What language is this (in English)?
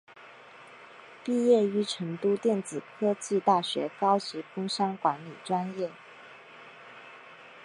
Chinese